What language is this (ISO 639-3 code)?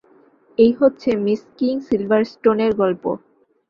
ben